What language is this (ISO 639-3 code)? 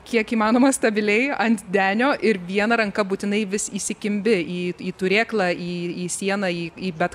lit